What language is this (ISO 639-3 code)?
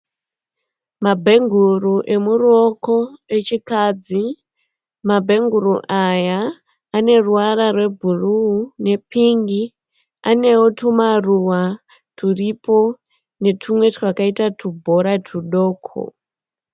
sna